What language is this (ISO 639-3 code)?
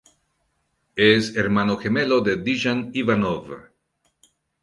spa